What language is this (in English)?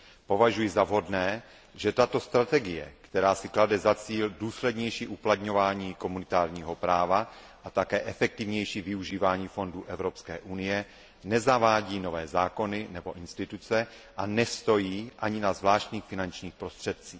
Czech